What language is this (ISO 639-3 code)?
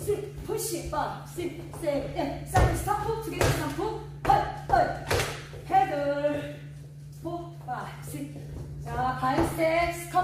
kor